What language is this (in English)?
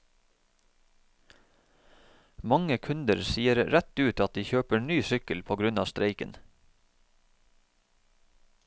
Norwegian